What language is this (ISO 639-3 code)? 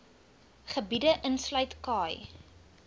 afr